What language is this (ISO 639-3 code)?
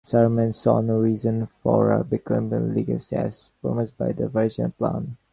eng